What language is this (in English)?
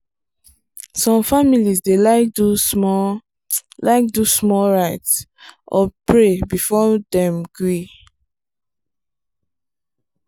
Nigerian Pidgin